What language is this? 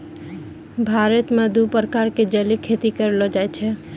Maithili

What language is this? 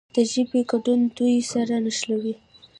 Pashto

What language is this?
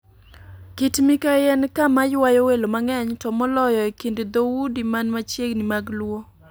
Luo (Kenya and Tanzania)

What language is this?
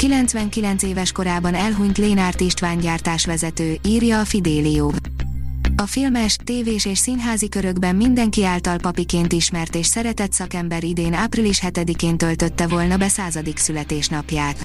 Hungarian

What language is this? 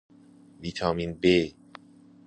Persian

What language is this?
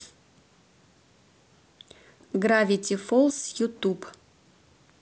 Russian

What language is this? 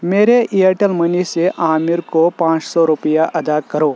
Urdu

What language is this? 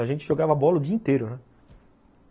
Portuguese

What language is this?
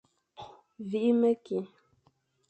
Fang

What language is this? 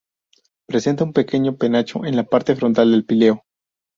Spanish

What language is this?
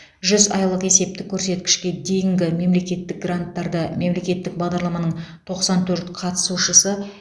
Kazakh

